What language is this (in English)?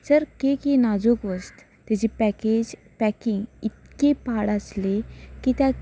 Konkani